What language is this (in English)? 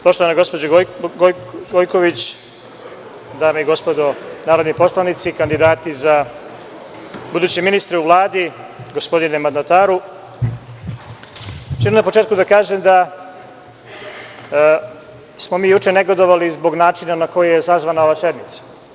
Serbian